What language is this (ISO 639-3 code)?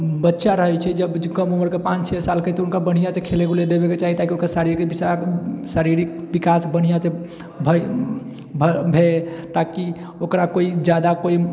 mai